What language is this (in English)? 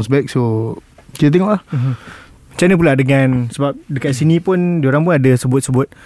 Malay